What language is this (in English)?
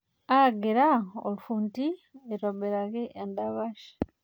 Masai